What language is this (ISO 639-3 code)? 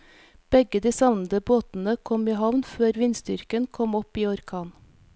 nor